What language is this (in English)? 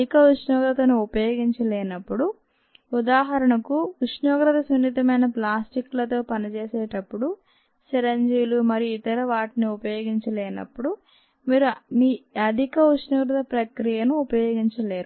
Telugu